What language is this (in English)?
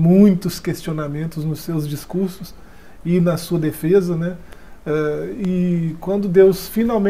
Portuguese